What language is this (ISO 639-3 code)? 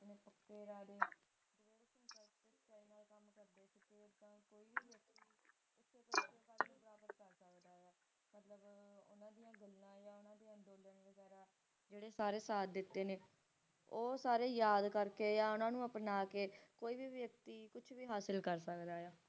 pan